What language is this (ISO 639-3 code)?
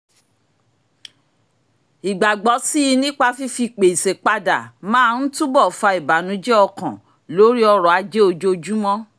yor